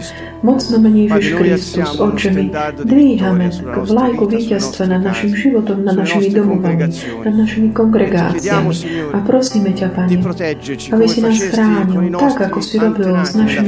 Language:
Slovak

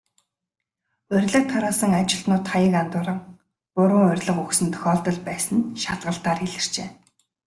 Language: Mongolian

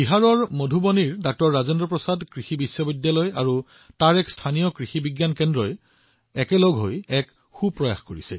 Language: Assamese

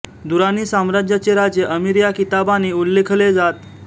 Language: Marathi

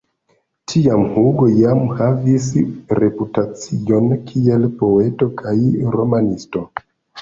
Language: Esperanto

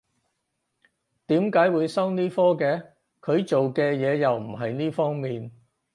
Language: Cantonese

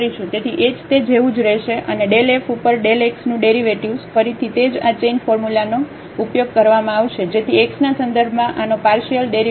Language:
Gujarati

